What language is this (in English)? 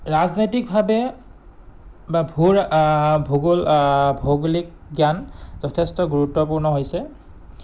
Assamese